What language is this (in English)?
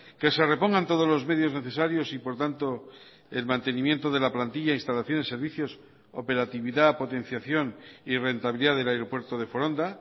Spanish